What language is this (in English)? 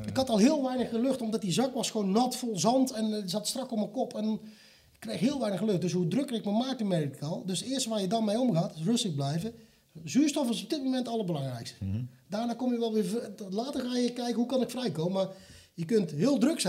Dutch